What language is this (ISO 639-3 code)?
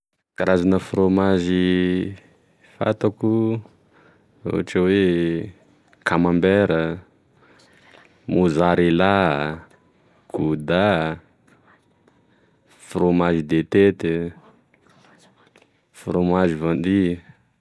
tkg